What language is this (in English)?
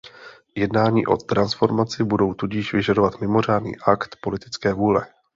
Czech